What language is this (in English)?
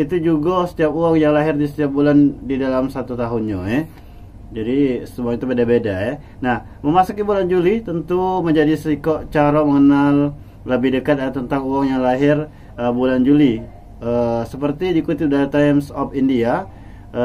Indonesian